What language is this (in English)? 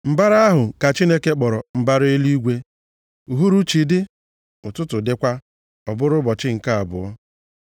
Igbo